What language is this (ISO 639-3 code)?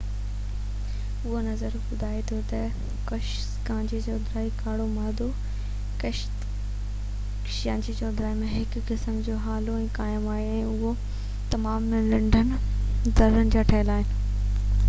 snd